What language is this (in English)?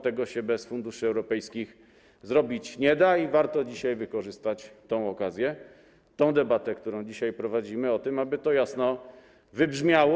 Polish